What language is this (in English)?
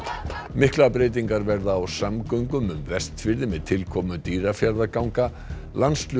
Icelandic